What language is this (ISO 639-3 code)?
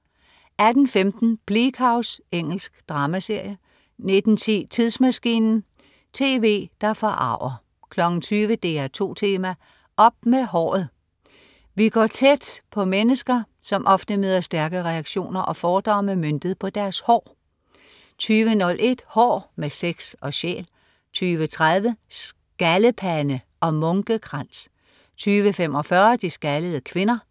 dan